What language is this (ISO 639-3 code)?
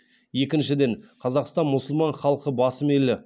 kaz